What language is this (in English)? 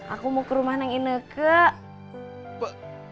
Indonesian